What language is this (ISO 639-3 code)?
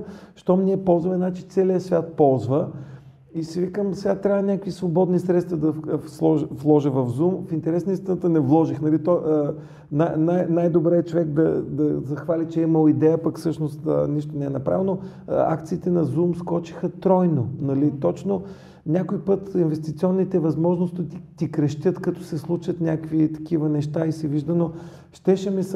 bul